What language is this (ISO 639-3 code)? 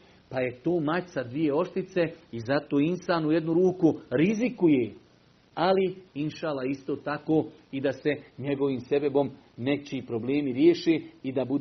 hrv